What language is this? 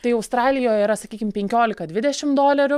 Lithuanian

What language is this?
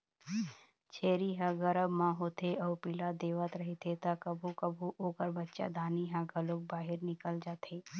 Chhattisgarhi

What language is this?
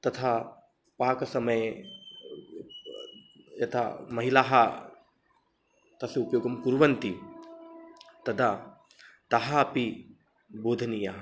Sanskrit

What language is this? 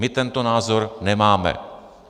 Czech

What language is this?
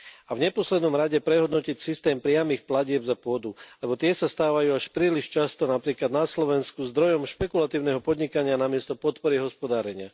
Slovak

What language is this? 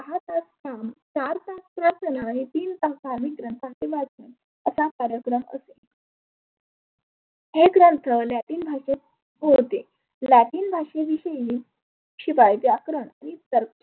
Marathi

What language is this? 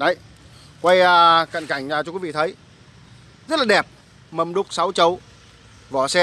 Vietnamese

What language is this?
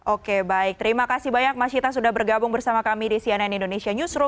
Indonesian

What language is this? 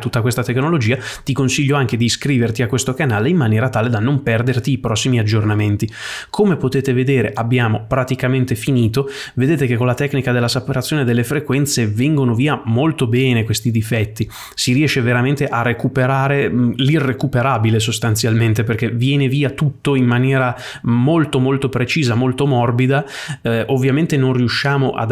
Italian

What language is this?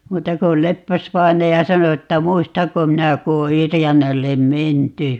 Finnish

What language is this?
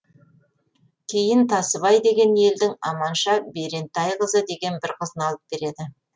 Kazakh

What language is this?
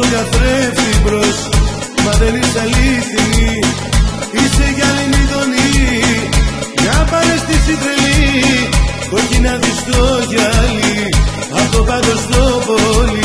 Greek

